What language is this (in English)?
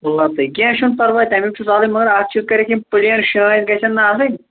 Kashmiri